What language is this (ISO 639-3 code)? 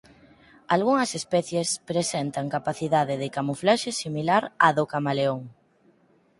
glg